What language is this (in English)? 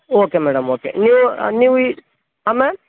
Kannada